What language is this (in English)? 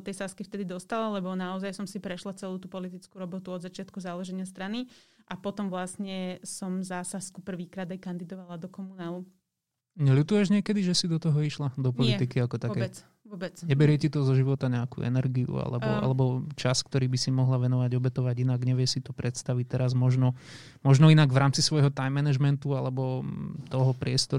Slovak